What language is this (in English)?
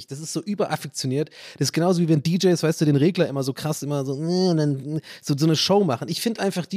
German